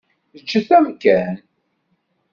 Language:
Kabyle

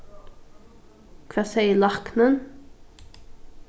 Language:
Faroese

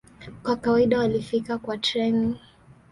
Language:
Swahili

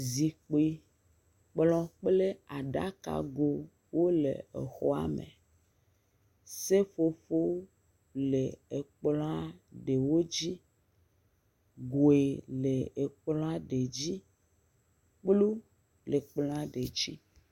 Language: Ewe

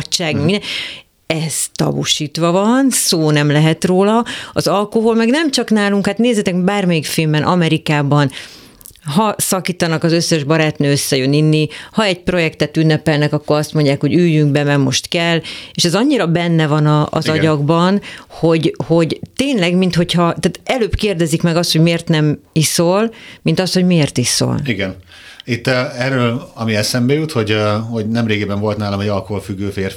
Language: Hungarian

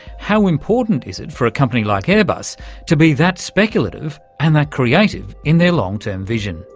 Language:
English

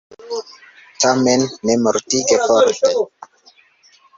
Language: Esperanto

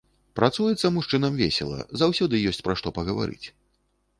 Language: Belarusian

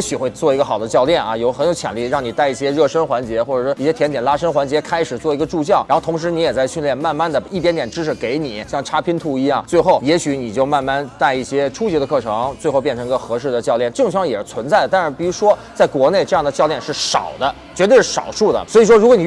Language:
Chinese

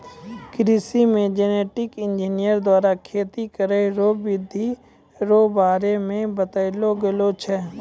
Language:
Maithili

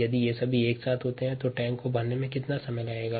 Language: Hindi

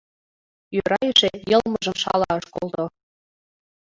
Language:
Mari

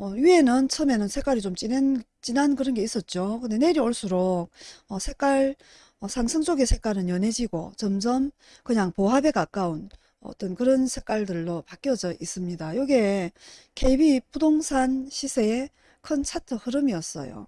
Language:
Korean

